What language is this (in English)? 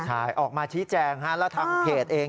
Thai